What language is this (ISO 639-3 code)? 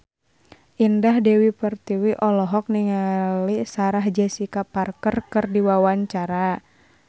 sun